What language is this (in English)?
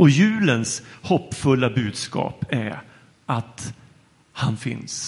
Swedish